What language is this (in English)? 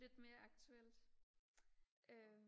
Danish